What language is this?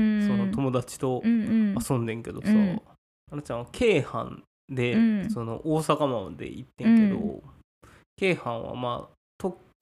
Japanese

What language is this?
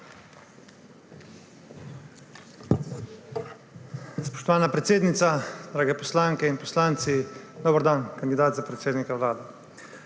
Slovenian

